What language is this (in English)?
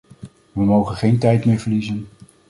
Dutch